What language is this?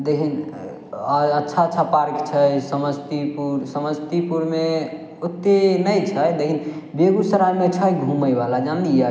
Maithili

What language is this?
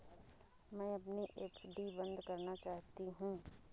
Hindi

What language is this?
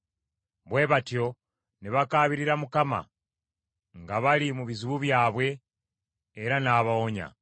Ganda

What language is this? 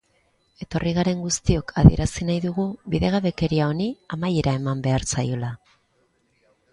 Basque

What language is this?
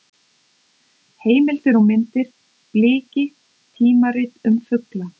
Icelandic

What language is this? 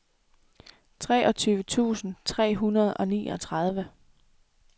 Danish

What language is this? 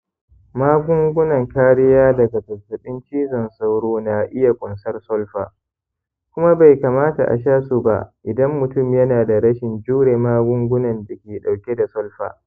Hausa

